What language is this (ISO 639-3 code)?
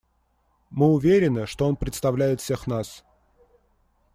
rus